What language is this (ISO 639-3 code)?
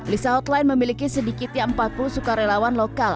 ind